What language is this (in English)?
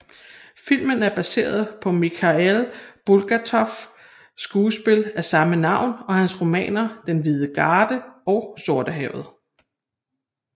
Danish